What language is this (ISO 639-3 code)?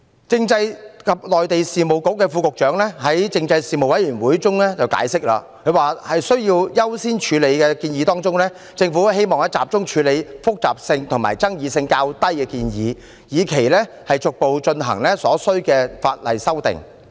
yue